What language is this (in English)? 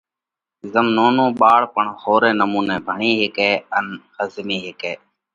Parkari Koli